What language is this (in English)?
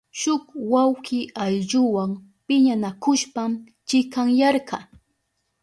Southern Pastaza Quechua